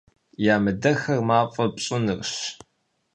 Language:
Kabardian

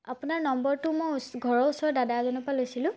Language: Assamese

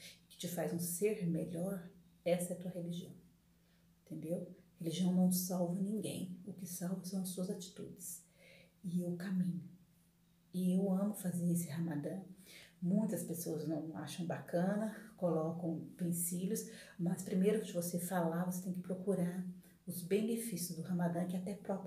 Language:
Portuguese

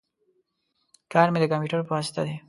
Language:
Pashto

